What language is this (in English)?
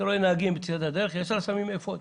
Hebrew